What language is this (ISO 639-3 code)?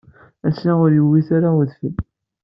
kab